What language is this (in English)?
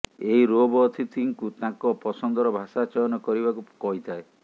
Odia